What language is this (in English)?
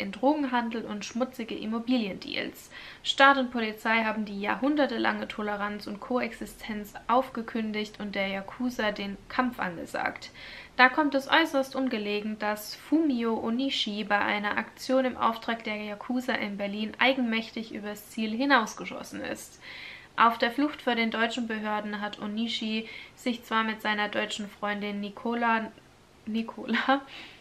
German